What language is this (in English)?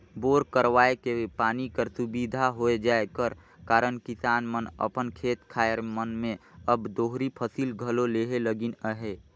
Chhattisgarhi